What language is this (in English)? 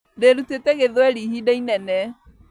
Kikuyu